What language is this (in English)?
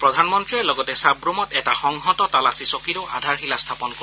Assamese